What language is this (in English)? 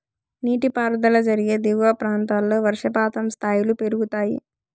Telugu